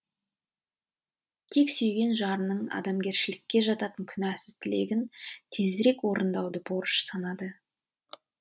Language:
Kazakh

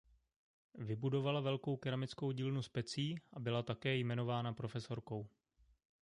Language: Czech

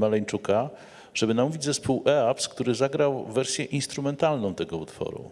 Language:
Polish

